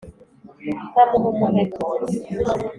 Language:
Kinyarwanda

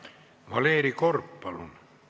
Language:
Estonian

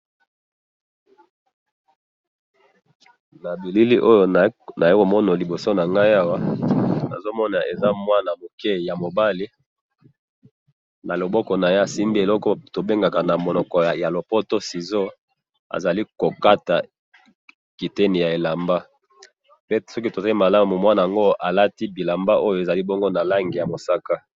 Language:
Lingala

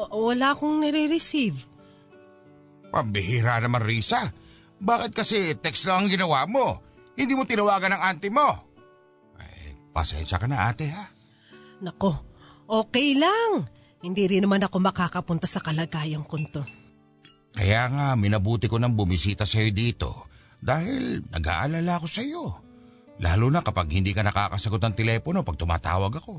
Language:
Filipino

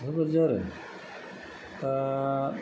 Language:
Bodo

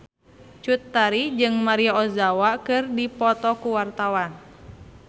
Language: Sundanese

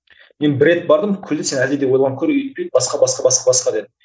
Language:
Kazakh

